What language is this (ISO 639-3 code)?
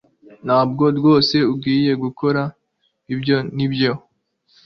kin